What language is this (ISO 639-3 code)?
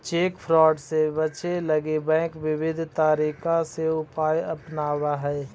mag